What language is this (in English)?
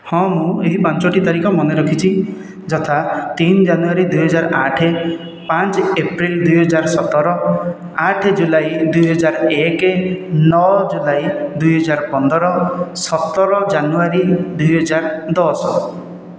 Odia